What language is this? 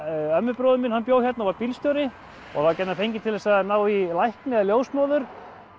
Icelandic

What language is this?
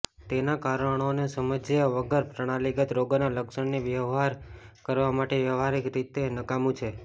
Gujarati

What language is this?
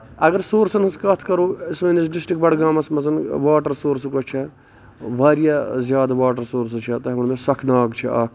Kashmiri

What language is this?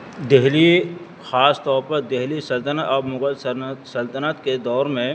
Urdu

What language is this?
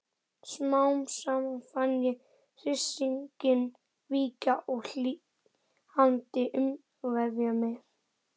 Icelandic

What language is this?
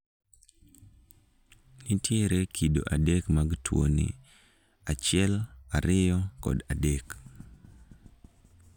Luo (Kenya and Tanzania)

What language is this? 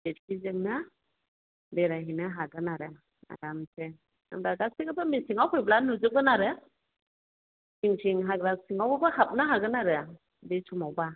Bodo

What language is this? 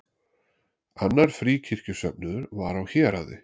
Icelandic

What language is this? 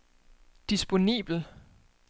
Danish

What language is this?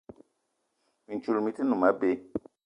Eton (Cameroon)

